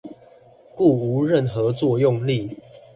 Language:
Chinese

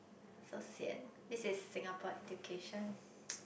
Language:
English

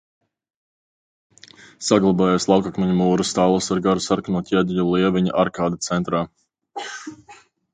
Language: Latvian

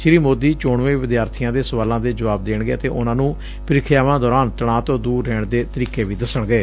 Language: Punjabi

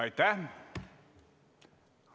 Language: Estonian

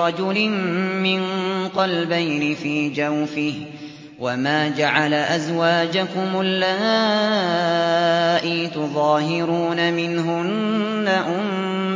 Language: Arabic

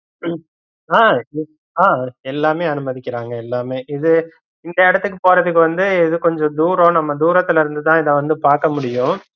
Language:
Tamil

